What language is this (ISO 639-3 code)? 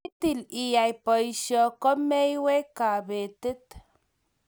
kln